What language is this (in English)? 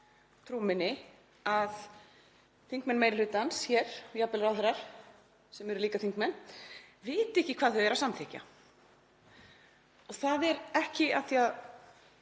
Icelandic